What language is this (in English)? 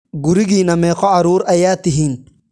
Somali